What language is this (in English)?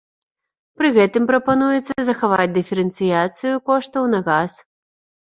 Belarusian